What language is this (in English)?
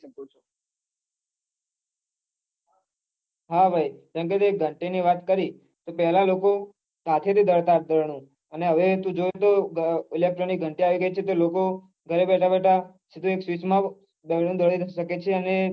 Gujarati